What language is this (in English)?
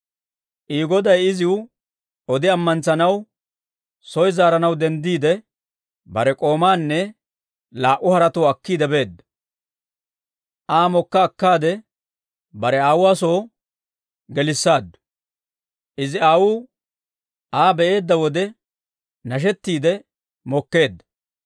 Dawro